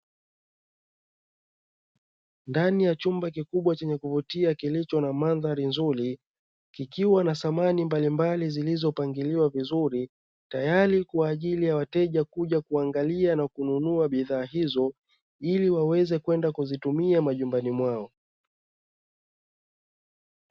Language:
Swahili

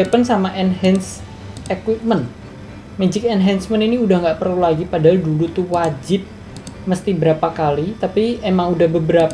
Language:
Indonesian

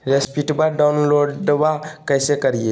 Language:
Magahi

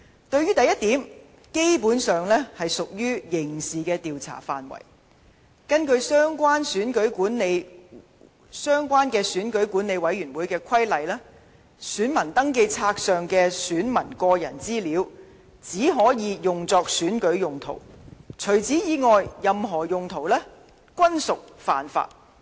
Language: Cantonese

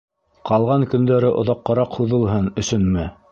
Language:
Bashkir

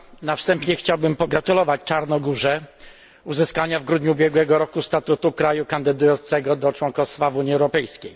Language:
Polish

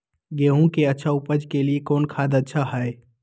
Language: Magahi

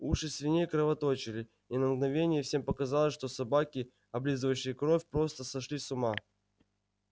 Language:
Russian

